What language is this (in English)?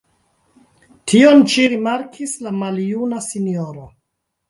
Esperanto